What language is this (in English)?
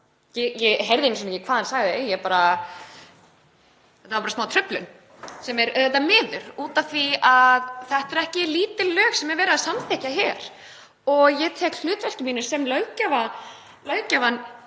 Icelandic